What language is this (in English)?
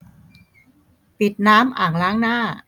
Thai